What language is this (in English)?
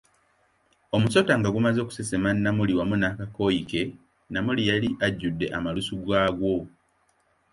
Ganda